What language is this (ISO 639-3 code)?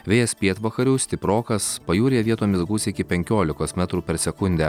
lit